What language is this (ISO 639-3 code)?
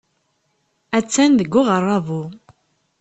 kab